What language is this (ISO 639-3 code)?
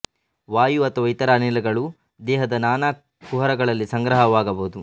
kan